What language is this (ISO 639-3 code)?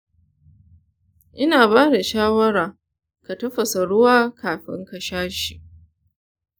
hau